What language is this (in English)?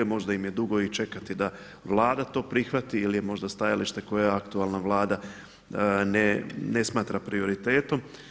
Croatian